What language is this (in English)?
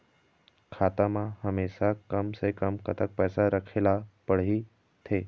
Chhattisgarhi